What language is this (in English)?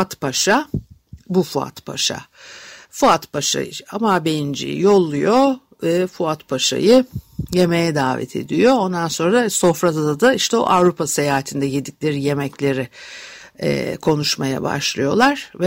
Turkish